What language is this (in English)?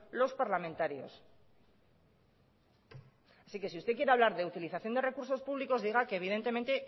Spanish